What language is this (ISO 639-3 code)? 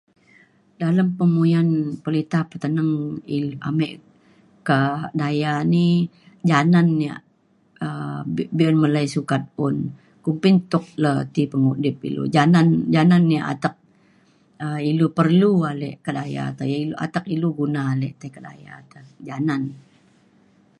xkl